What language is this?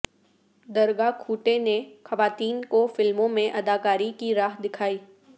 Urdu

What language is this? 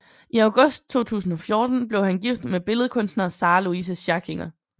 Danish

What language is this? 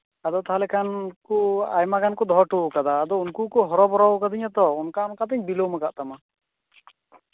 Santali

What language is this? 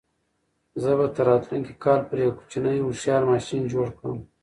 Pashto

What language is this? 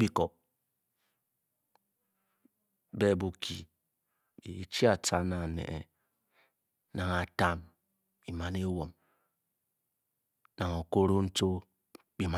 Bokyi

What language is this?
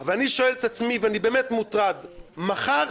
Hebrew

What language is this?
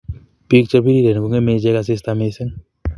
Kalenjin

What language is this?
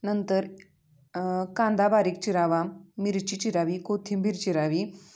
Marathi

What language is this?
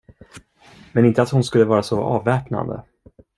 Swedish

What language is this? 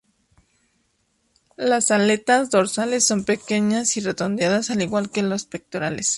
Spanish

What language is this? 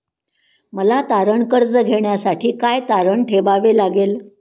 Marathi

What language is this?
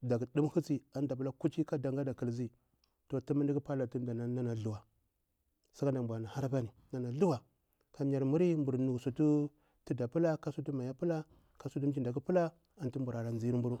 Bura-Pabir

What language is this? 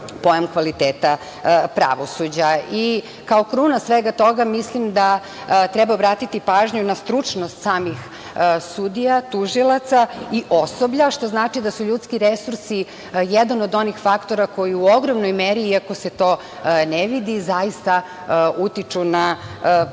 Serbian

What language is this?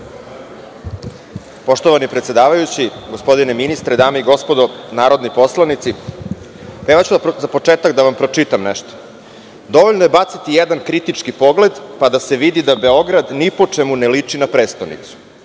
Serbian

